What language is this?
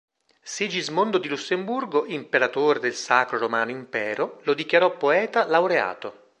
Italian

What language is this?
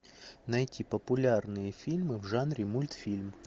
Russian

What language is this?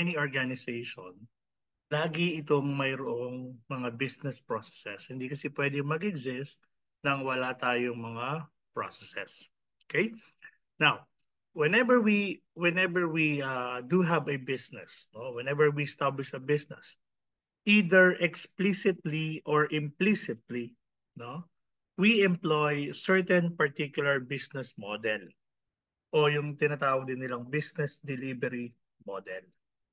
Filipino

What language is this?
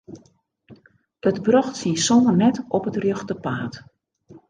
Western Frisian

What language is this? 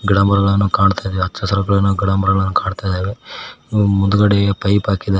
Kannada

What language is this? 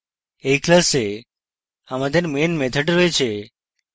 Bangla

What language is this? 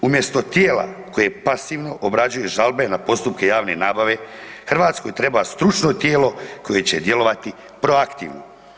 Croatian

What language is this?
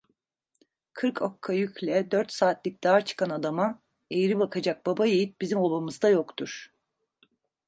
Turkish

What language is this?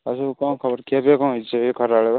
Odia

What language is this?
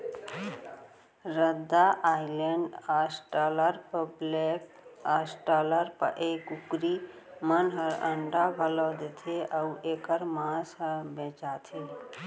Chhattisgarhi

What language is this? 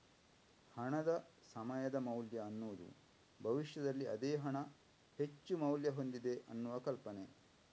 Kannada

